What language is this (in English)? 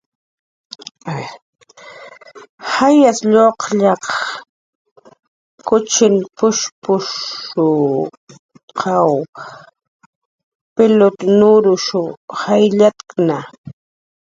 Jaqaru